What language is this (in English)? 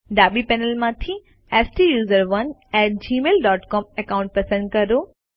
Gujarati